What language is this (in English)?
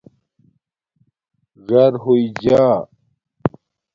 Domaaki